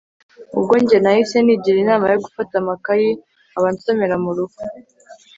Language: Kinyarwanda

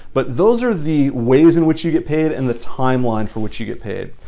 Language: English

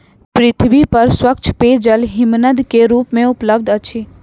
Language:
Maithili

